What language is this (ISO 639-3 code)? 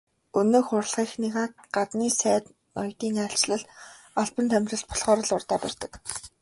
mon